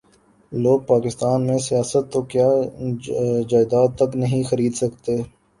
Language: Urdu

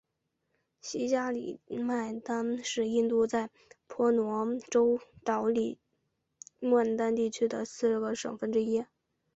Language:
Chinese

